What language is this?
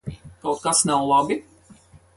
Latvian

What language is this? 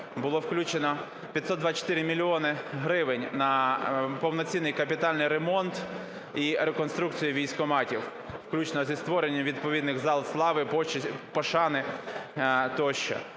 Ukrainian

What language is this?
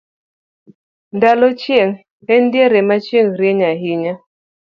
Luo (Kenya and Tanzania)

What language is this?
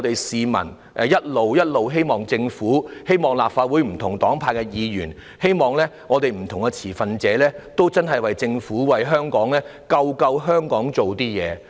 Cantonese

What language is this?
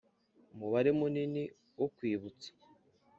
Kinyarwanda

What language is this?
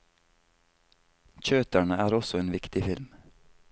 Norwegian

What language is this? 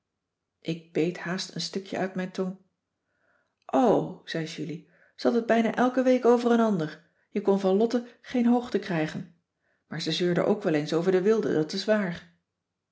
Dutch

